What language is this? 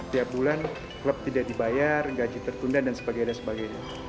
Indonesian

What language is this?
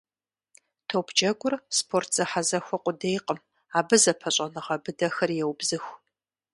Kabardian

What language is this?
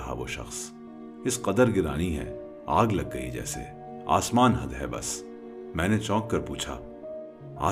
Urdu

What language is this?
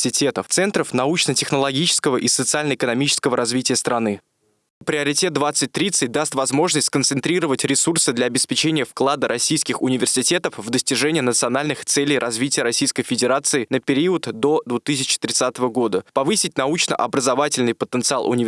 Russian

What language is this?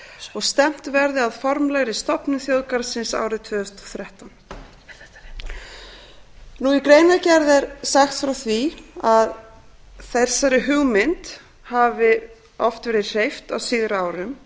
Icelandic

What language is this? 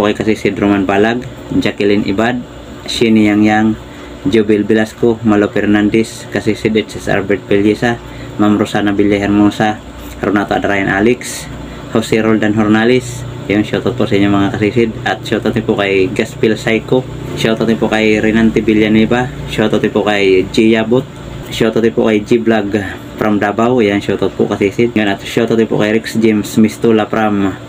Filipino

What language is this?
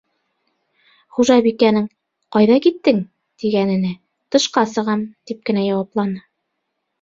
Bashkir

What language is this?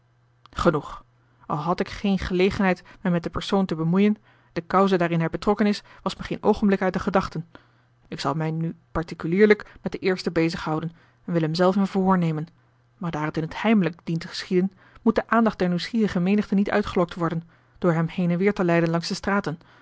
Dutch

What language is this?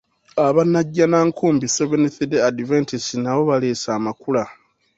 Ganda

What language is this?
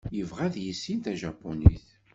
Kabyle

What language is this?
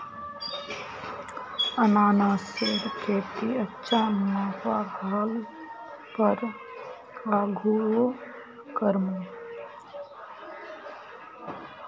Magahi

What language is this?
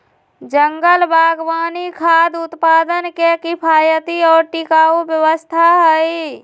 Magahi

